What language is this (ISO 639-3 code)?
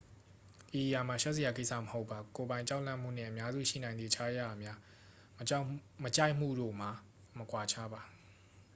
mya